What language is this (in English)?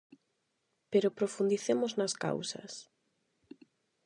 Galician